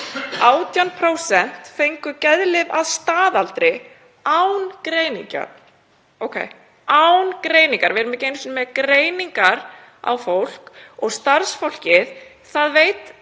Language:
Icelandic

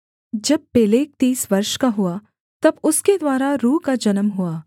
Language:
Hindi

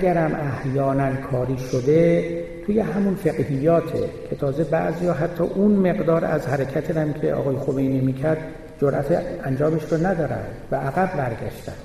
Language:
Persian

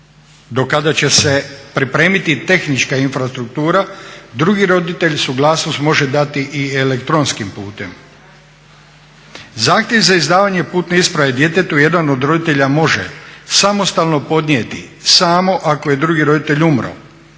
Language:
Croatian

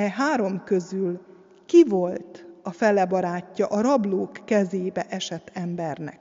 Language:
Hungarian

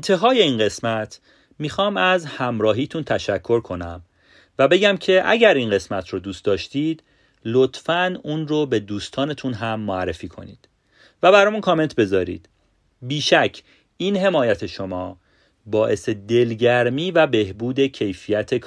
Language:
Persian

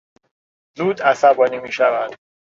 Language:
Persian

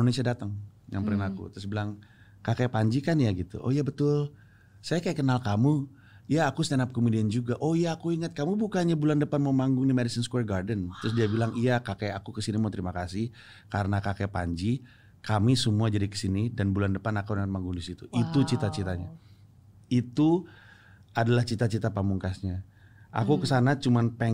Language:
Indonesian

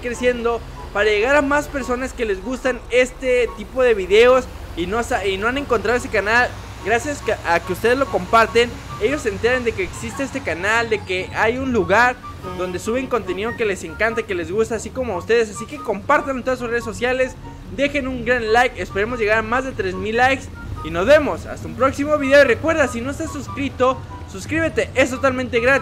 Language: Spanish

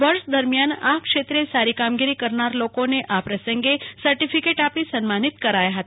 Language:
Gujarati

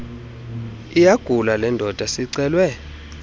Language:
Xhosa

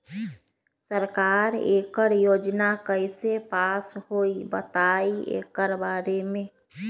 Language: Magahi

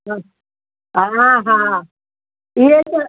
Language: Sindhi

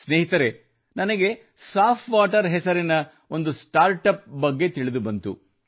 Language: Kannada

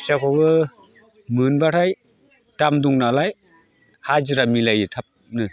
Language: Bodo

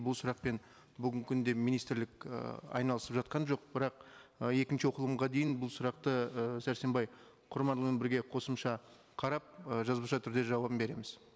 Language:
Kazakh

